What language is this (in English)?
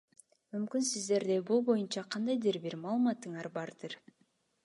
Kyrgyz